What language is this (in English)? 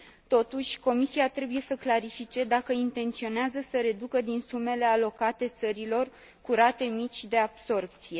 Romanian